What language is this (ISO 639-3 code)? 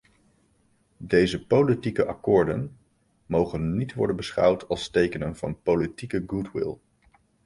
nld